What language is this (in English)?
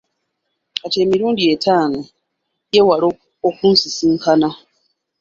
Ganda